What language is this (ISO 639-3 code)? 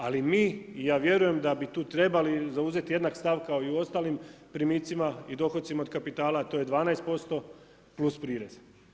hrv